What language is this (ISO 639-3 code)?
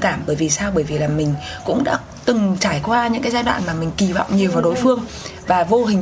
vie